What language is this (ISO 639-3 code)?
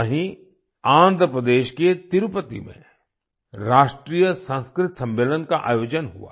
hin